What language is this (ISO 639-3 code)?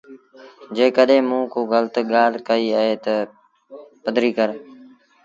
sbn